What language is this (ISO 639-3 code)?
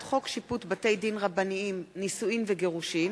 heb